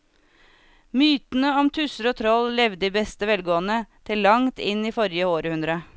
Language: Norwegian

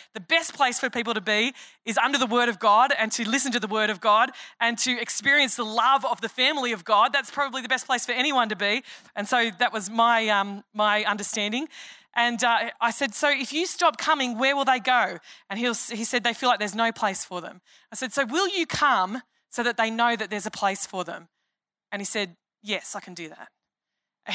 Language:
English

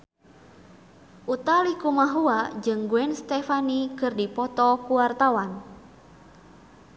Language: Sundanese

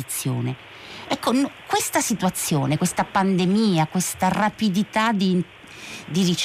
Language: Italian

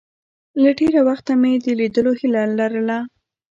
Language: Pashto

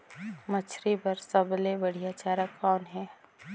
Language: Chhattisgarhi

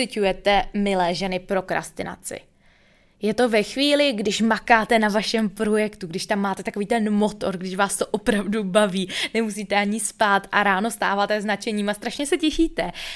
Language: Czech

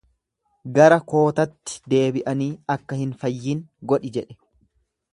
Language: Oromo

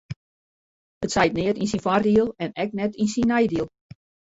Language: Western Frisian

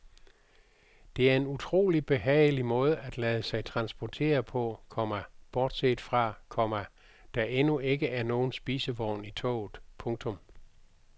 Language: Danish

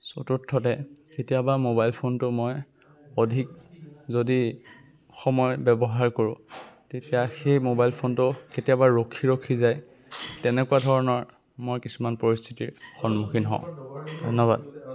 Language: Assamese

